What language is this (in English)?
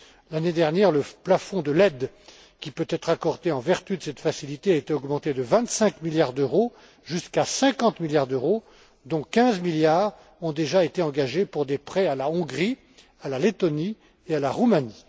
French